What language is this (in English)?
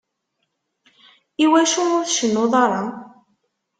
Kabyle